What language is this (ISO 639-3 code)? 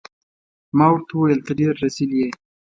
pus